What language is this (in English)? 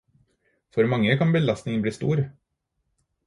Norwegian Bokmål